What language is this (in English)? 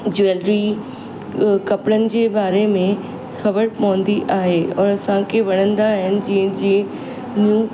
Sindhi